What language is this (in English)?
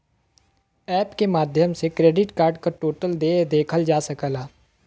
Bhojpuri